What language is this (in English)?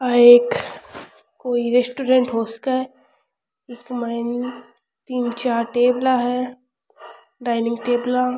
Rajasthani